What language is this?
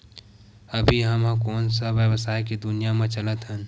Chhattisgarhi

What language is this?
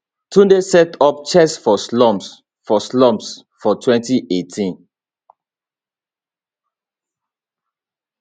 Nigerian Pidgin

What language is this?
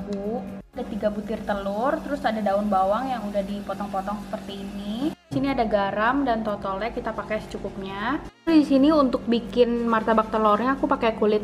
Indonesian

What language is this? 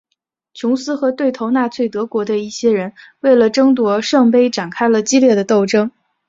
Chinese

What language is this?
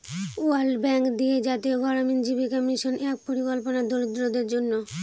Bangla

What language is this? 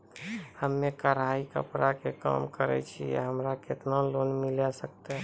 Maithili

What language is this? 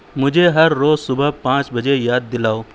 Urdu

